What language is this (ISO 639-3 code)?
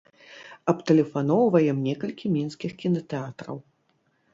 bel